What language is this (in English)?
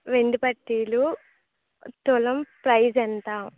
Telugu